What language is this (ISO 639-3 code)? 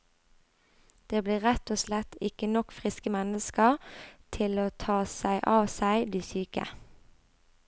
nor